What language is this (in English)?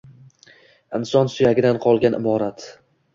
Uzbek